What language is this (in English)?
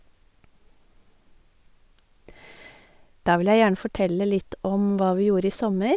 Norwegian